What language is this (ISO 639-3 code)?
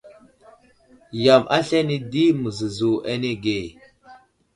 udl